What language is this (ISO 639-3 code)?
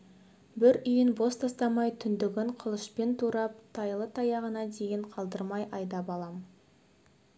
kaz